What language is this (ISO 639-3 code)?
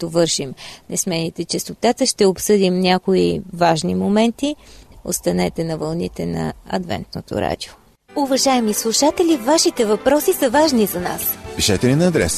bul